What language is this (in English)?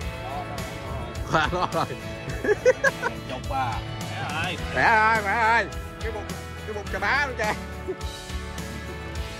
Vietnamese